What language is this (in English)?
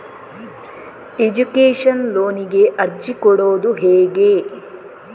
Kannada